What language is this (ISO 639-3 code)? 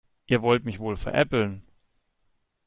deu